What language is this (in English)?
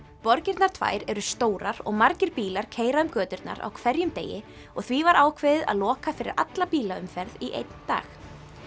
Icelandic